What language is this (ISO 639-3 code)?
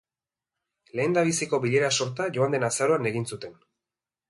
eus